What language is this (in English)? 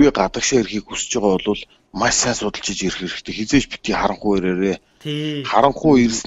French